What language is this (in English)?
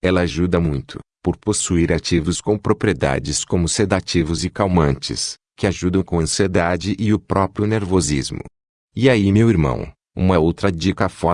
Portuguese